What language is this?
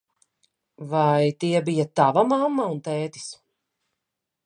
Latvian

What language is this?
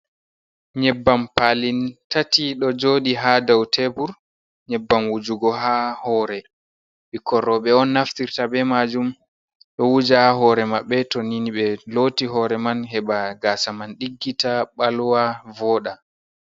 Fula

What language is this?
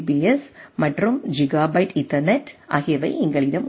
Tamil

